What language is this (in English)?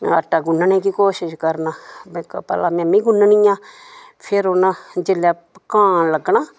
Dogri